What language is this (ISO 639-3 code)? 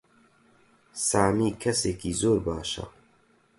ckb